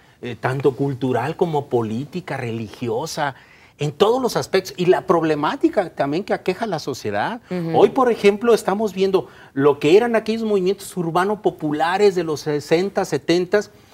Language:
Spanish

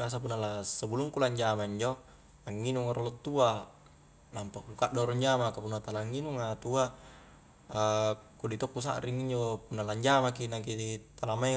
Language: Highland Konjo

